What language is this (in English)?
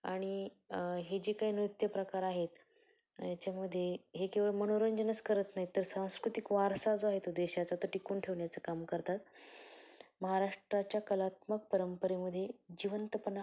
Marathi